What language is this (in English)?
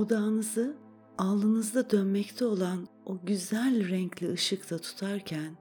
Turkish